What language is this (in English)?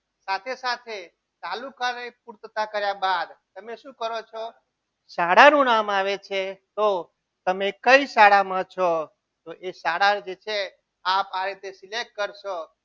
Gujarati